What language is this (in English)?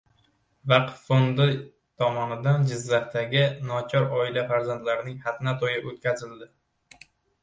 Uzbek